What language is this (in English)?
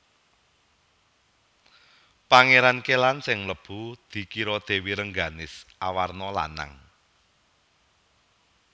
Javanese